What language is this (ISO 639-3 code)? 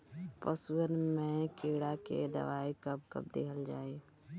bho